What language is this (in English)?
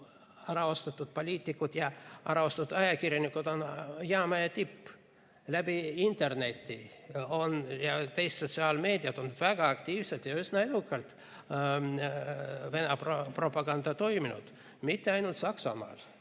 Estonian